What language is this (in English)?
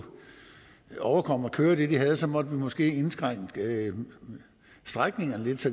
Danish